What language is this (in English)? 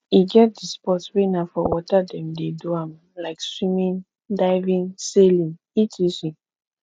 Nigerian Pidgin